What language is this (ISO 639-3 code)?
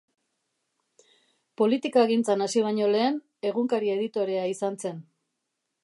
eus